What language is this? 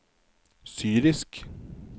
Norwegian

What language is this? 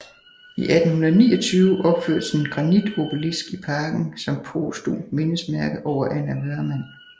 Danish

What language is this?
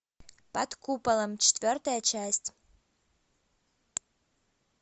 Russian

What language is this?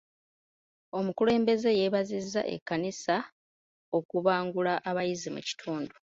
Ganda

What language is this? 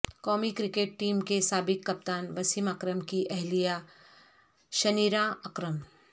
Urdu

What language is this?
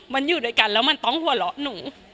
Thai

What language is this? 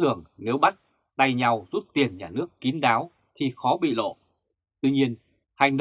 Vietnamese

